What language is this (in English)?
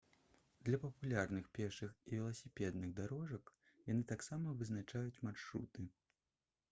Belarusian